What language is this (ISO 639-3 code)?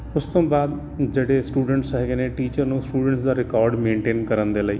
pan